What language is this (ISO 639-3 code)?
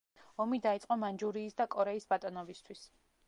kat